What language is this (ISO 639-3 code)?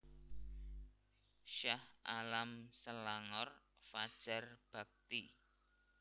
jav